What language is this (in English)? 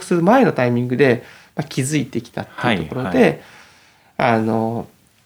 Japanese